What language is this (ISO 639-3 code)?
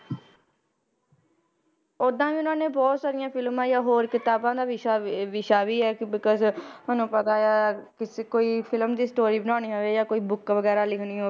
pan